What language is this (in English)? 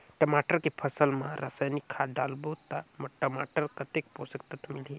Chhattisgarhi